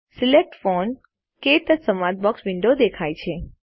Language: Gujarati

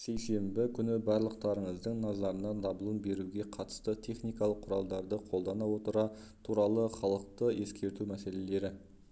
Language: Kazakh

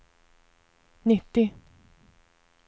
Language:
Swedish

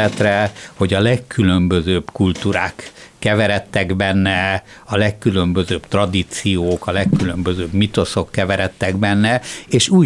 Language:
Hungarian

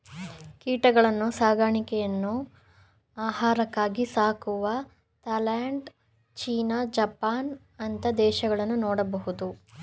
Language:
Kannada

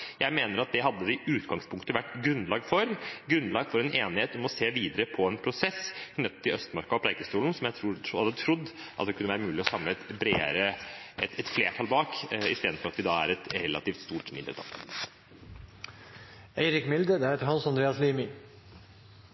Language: Norwegian Bokmål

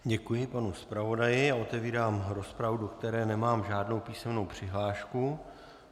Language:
Czech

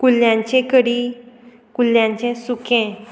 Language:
Konkani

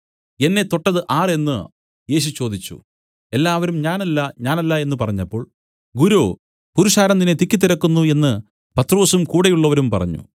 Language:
Malayalam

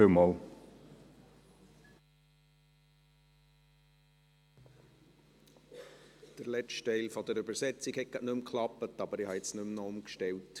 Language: Swiss German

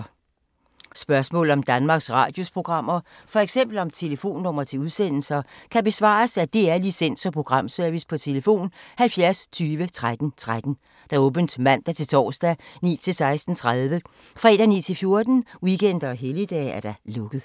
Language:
Danish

